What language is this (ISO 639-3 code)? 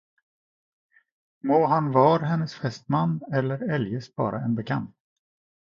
swe